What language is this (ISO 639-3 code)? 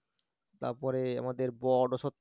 ben